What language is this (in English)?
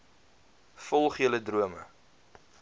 Afrikaans